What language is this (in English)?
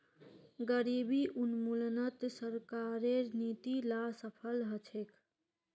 Magahi